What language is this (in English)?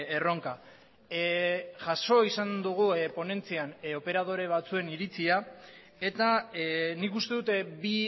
Basque